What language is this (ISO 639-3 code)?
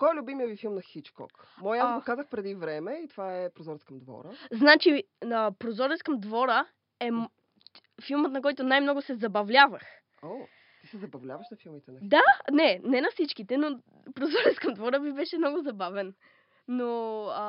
bul